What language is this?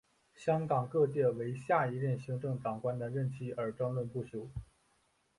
Chinese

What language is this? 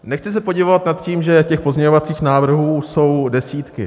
Czech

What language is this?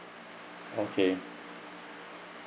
English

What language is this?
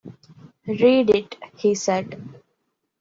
English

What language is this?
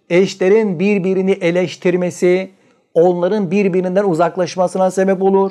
Turkish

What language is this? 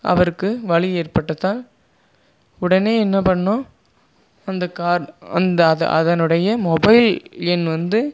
Tamil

